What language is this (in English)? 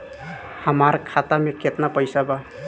Bhojpuri